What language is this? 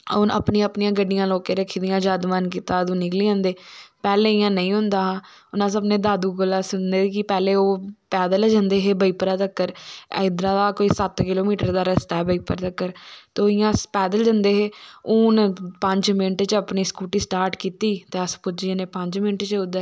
Dogri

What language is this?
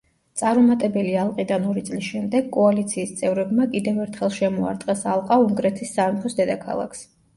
Georgian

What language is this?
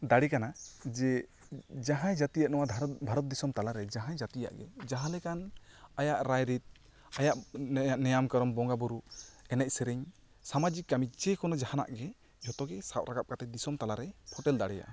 Santali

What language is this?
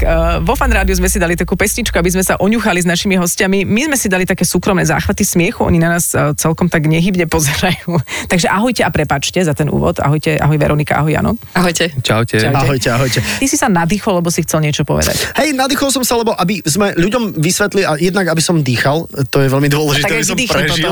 Slovak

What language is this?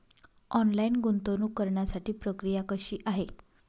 Marathi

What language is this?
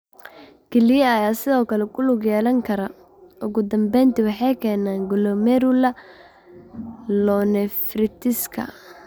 Somali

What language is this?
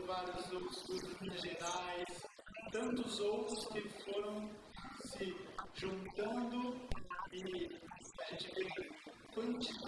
Portuguese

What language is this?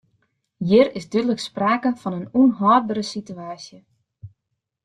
Western Frisian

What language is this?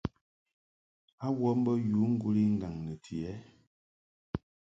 Mungaka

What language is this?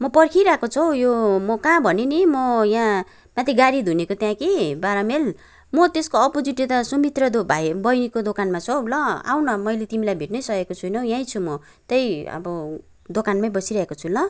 Nepali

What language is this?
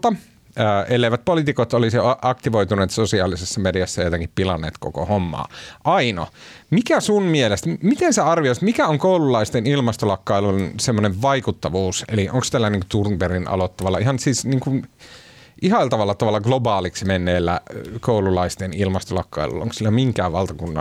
Finnish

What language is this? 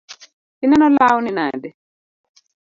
Luo (Kenya and Tanzania)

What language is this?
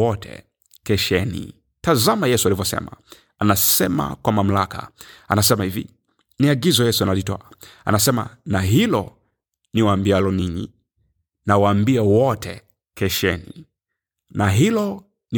Swahili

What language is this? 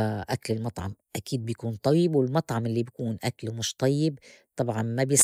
North Levantine Arabic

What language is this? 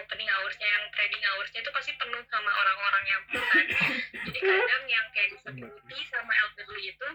Indonesian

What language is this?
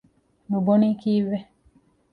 Divehi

